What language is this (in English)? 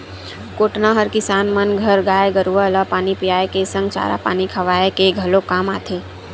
Chhattisgarhi